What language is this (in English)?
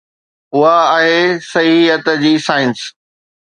Sindhi